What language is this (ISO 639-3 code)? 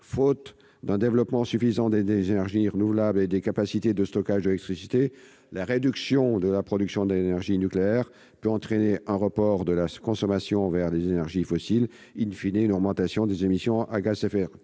fra